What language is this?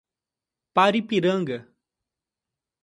Portuguese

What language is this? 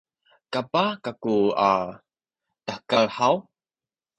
Sakizaya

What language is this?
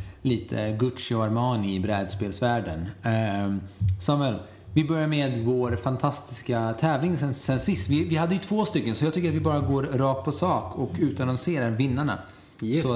Swedish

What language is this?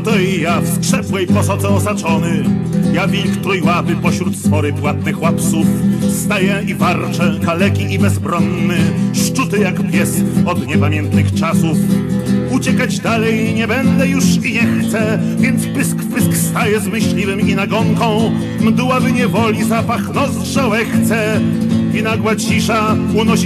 Polish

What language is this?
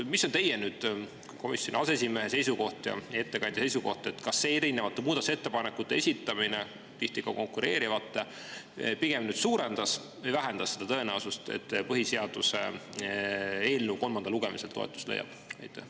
Estonian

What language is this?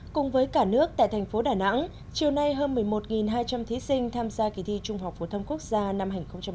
Vietnamese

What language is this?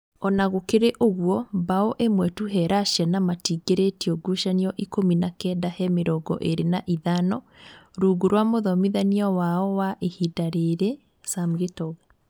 Kikuyu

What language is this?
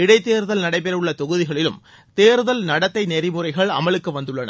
Tamil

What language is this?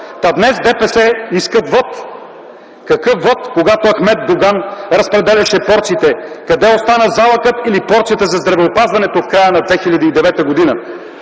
Bulgarian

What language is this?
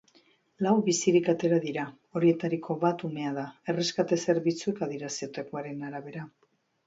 Basque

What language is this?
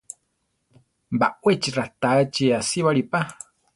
Central Tarahumara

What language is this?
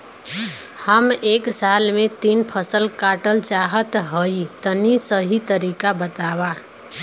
Bhojpuri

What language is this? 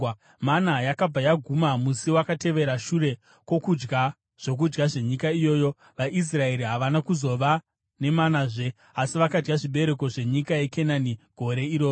Shona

